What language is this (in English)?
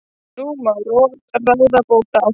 Icelandic